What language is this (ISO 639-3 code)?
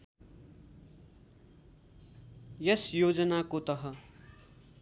nep